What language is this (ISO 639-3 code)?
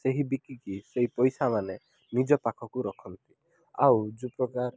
ori